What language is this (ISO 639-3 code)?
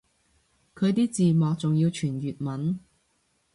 yue